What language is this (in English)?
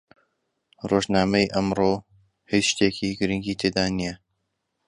Central Kurdish